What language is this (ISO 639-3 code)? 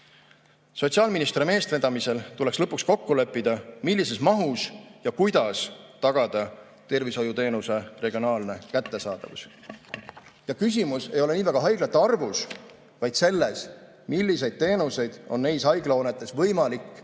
est